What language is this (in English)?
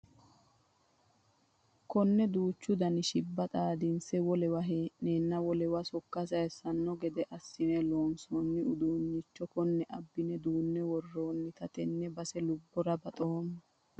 Sidamo